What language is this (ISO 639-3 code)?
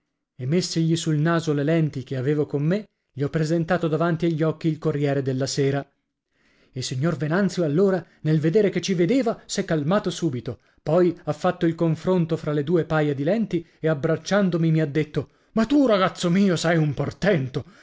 ita